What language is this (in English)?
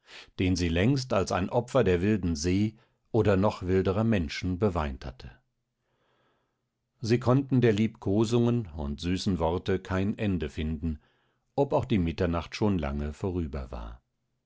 German